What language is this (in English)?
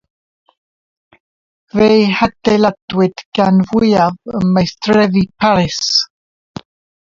Welsh